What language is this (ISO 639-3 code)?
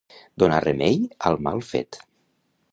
cat